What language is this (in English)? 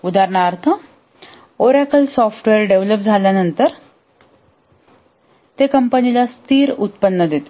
Marathi